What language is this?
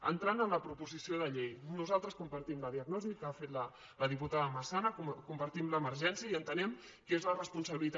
Catalan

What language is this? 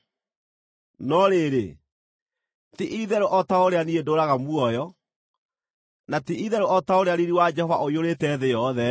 Kikuyu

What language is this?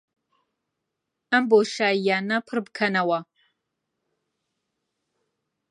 Central Kurdish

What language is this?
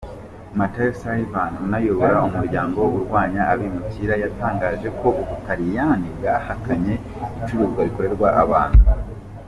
Kinyarwanda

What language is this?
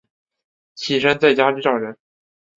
Chinese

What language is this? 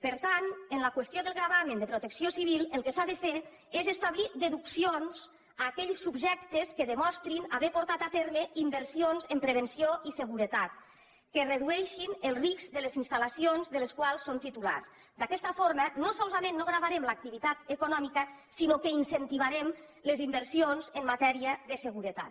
Catalan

